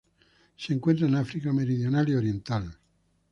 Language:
Spanish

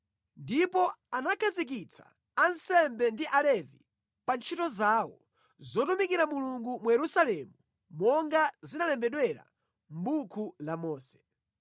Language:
Nyanja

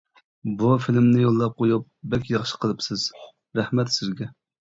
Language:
Uyghur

